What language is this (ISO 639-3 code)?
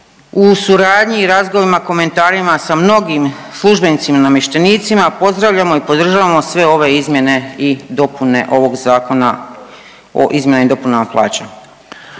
hrv